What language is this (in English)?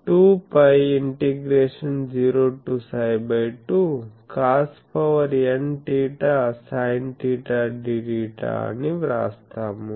Telugu